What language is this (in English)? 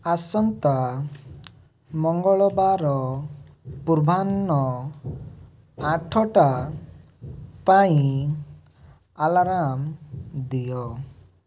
Odia